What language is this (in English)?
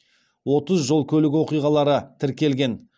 Kazakh